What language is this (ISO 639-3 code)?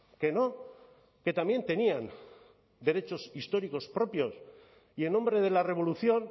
spa